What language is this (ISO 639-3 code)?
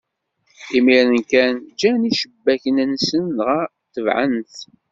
kab